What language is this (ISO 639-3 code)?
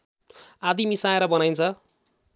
nep